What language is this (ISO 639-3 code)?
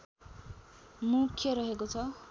nep